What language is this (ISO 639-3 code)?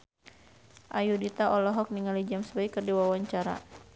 sun